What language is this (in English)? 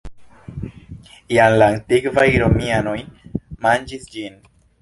Esperanto